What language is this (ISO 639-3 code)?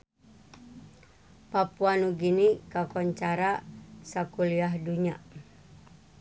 sun